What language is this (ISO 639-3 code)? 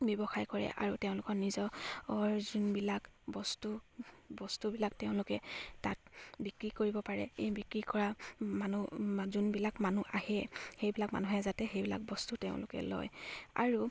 asm